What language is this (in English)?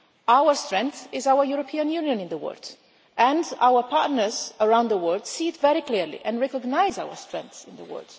English